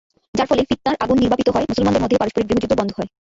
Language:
Bangla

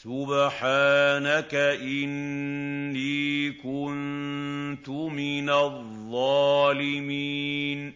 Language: Arabic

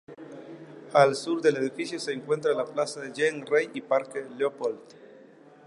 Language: Spanish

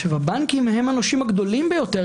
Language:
Hebrew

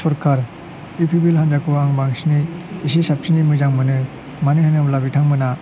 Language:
Bodo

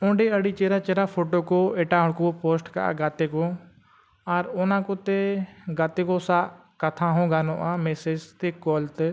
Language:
Santali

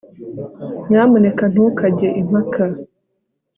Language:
Kinyarwanda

